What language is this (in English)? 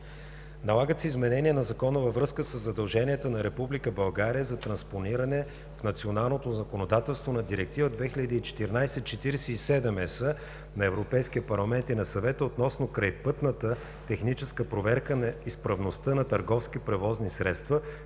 Bulgarian